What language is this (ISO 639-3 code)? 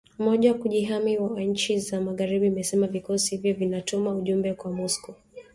swa